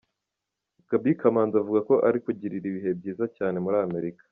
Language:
Kinyarwanda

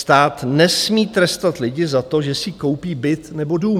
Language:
Czech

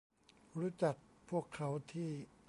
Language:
Thai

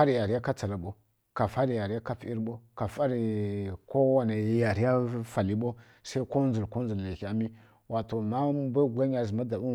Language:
Kirya-Konzəl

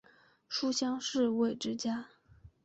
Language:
Chinese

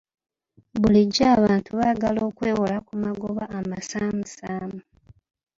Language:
Ganda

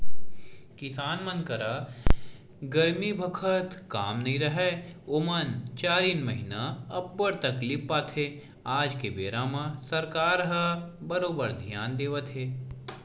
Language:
Chhattisgarhi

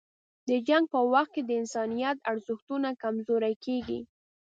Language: Pashto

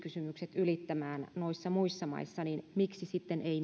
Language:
Finnish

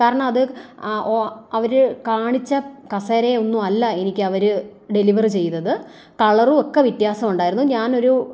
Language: Malayalam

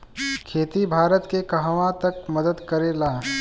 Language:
Bhojpuri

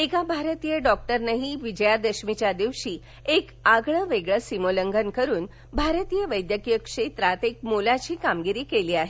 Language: Marathi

